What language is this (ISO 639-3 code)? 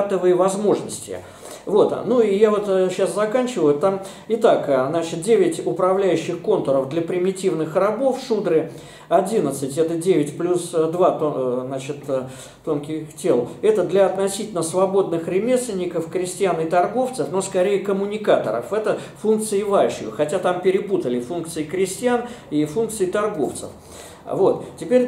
rus